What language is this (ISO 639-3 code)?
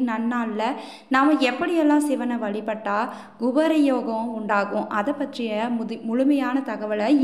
ron